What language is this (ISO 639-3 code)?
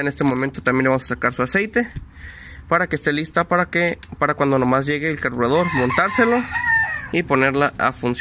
spa